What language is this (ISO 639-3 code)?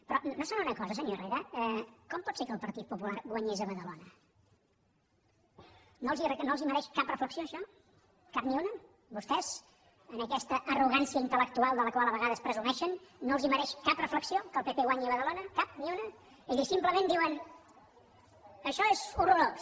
cat